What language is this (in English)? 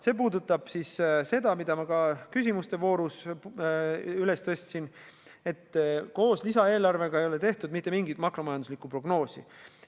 Estonian